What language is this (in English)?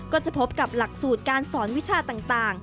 Thai